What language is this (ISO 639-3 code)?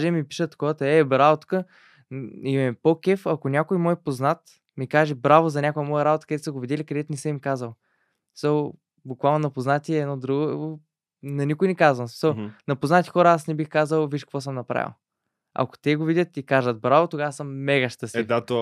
bul